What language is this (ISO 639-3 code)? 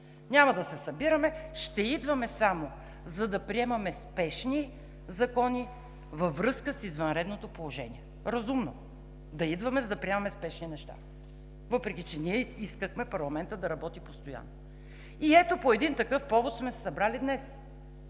bul